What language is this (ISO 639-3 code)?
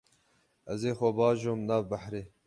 kur